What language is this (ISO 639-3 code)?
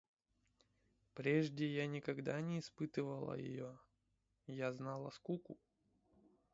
rus